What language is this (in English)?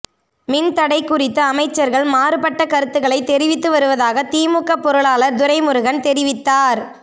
Tamil